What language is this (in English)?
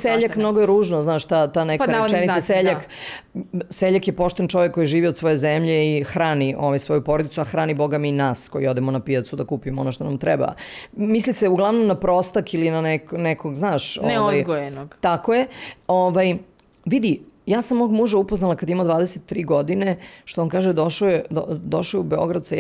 Croatian